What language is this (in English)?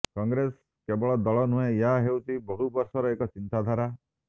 Odia